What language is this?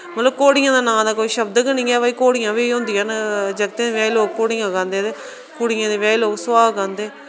Dogri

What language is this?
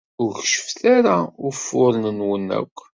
Kabyle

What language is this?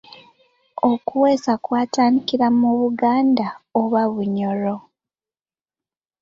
Ganda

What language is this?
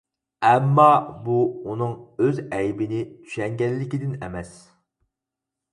Uyghur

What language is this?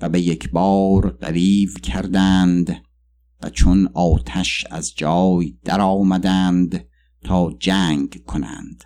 Persian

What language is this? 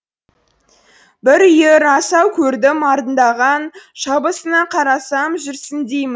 Kazakh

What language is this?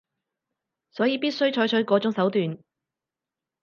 Cantonese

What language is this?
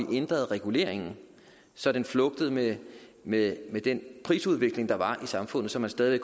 Danish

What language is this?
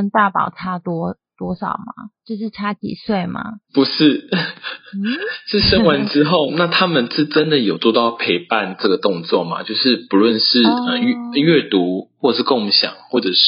Chinese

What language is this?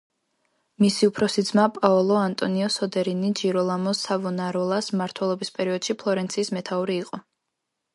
Georgian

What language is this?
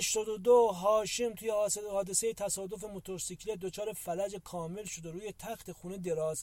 Persian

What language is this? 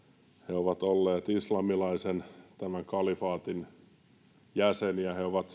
Finnish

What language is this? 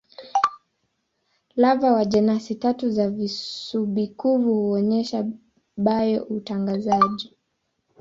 Swahili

